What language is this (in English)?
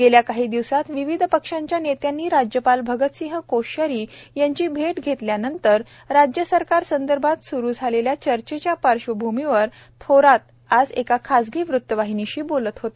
Marathi